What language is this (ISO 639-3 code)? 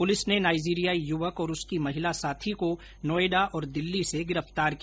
hin